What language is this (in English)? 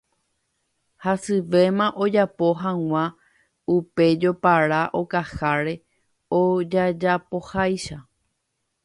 Guarani